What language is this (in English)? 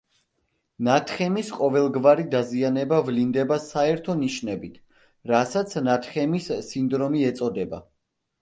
Georgian